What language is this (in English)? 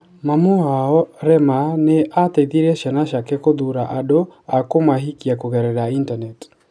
Kikuyu